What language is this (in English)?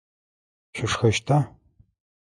Adyghe